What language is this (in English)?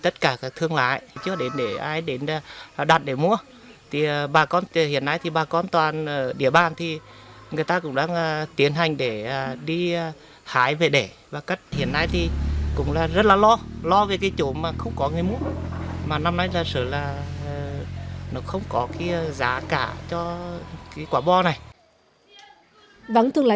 Vietnamese